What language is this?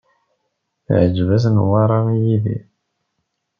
Kabyle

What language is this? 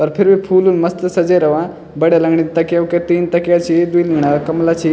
Garhwali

